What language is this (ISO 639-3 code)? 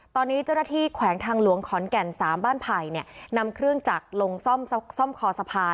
tha